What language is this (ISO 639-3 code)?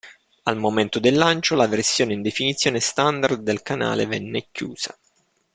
ita